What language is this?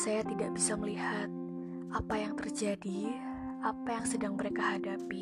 Indonesian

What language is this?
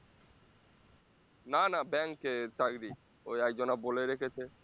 Bangla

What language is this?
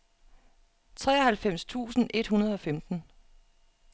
Danish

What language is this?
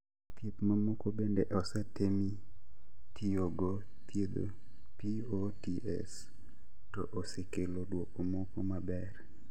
Luo (Kenya and Tanzania)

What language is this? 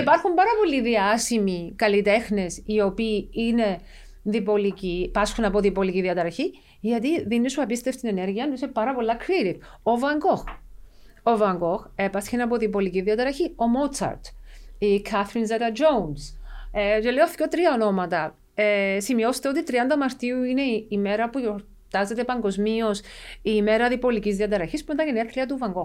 Greek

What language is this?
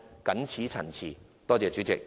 Cantonese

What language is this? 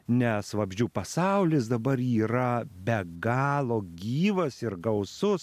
Lithuanian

